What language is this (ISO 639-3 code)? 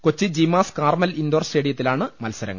mal